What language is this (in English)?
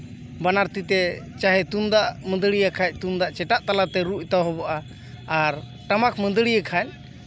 Santali